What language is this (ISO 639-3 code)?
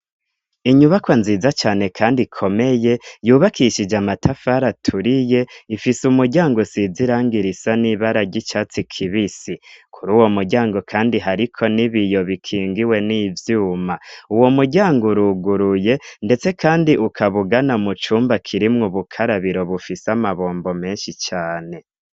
run